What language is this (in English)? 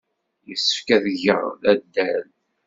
Kabyle